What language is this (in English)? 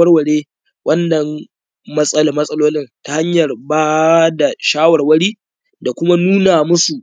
Hausa